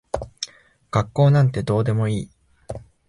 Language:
Japanese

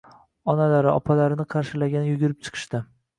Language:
Uzbek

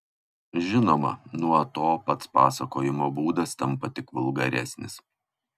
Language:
Lithuanian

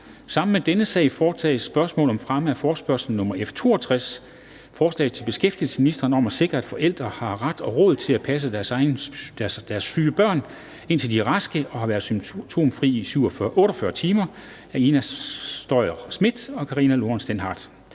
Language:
Danish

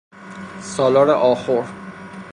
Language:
Persian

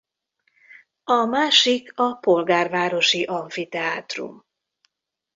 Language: Hungarian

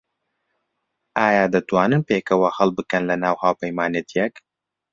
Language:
Central Kurdish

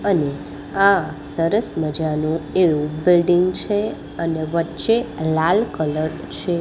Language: Gujarati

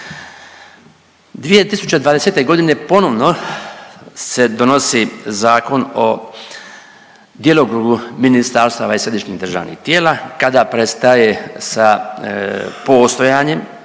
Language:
Croatian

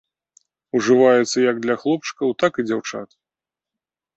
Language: Belarusian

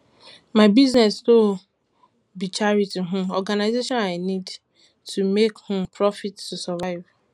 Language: Nigerian Pidgin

